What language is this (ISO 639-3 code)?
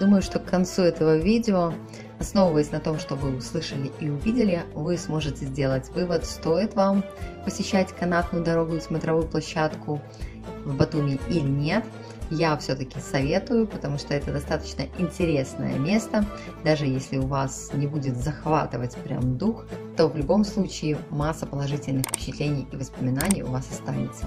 rus